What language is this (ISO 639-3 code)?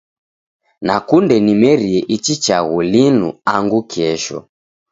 dav